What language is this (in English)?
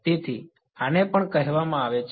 Gujarati